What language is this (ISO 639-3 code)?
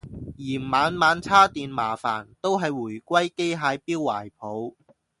yue